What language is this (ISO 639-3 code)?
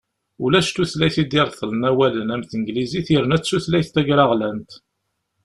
kab